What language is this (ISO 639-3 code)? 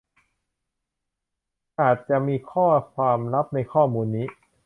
tha